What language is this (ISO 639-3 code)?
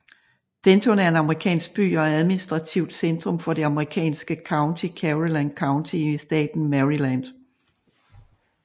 dan